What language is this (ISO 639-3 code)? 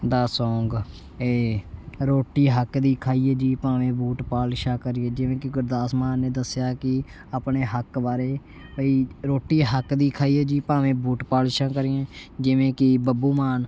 pan